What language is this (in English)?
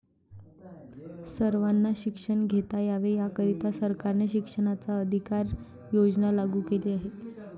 Marathi